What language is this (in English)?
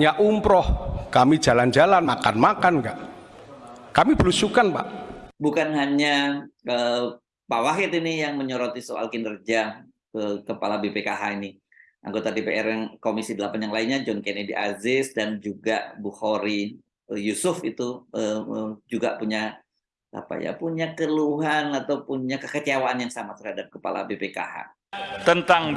Indonesian